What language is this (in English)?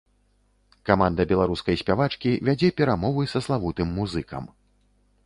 Belarusian